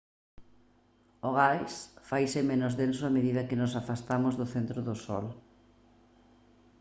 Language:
Galician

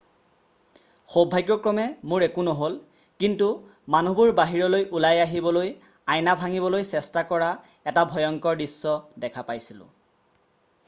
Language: Assamese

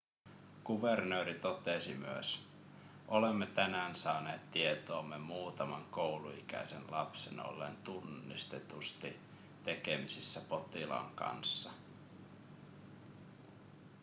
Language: Finnish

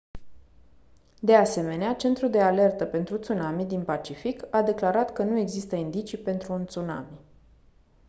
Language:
Romanian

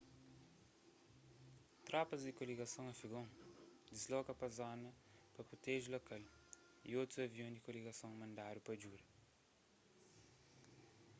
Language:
Kabuverdianu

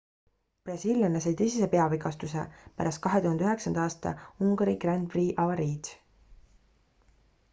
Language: Estonian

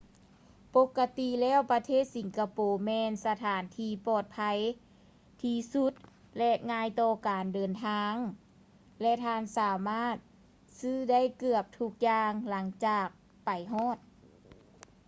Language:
Lao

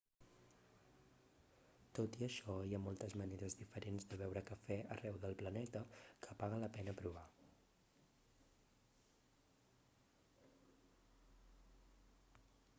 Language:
Catalan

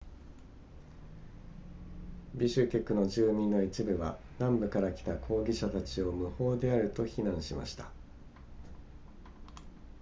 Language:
Japanese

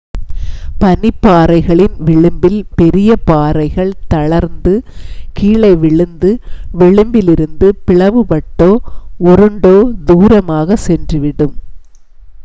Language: Tamil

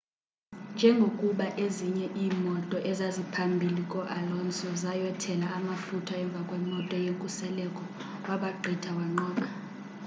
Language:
Xhosa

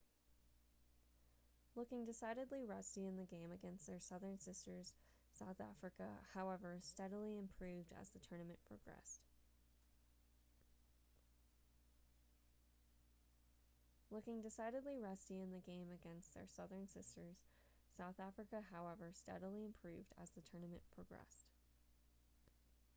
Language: English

